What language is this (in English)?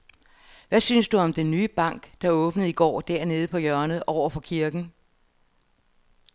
Danish